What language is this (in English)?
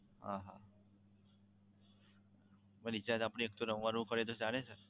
Gujarati